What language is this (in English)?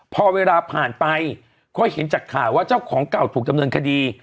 Thai